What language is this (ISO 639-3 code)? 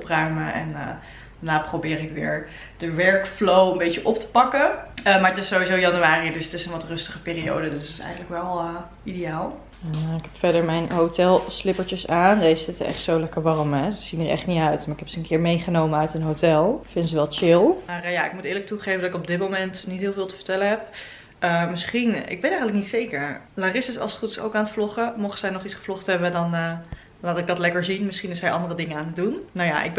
nld